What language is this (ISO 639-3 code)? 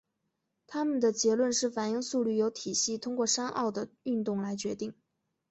zho